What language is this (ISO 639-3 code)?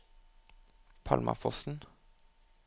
nor